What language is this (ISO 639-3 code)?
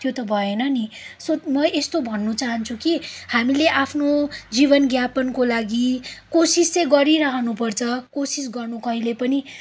nep